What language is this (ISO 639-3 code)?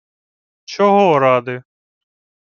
ukr